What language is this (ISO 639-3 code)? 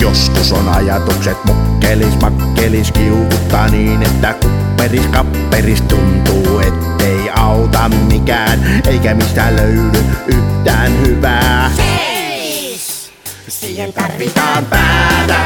fin